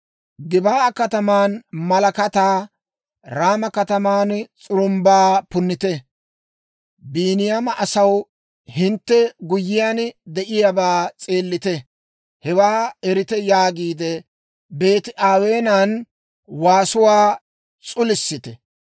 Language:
Dawro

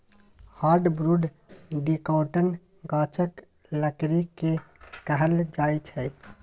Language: Maithili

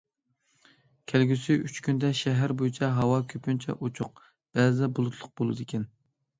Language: Uyghur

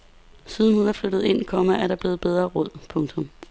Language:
Danish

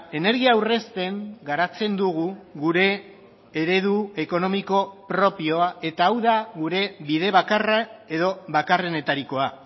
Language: Basque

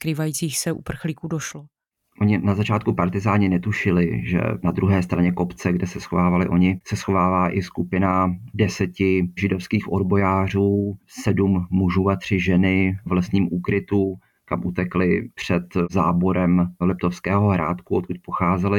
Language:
Czech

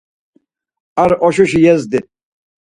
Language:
Laz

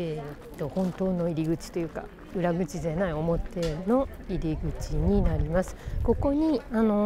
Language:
Japanese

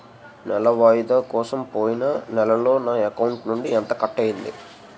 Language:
Telugu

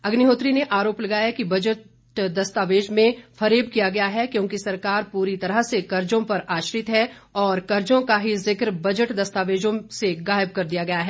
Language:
Hindi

